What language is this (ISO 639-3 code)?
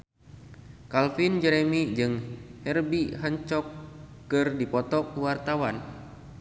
sun